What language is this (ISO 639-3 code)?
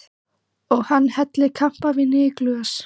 isl